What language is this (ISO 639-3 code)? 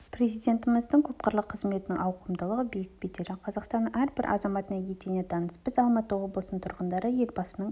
kaz